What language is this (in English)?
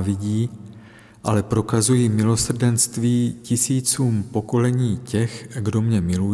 Czech